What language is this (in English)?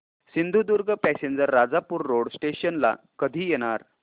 Marathi